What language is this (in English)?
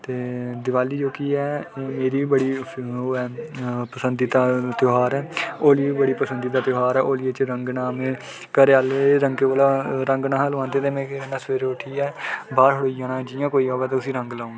Dogri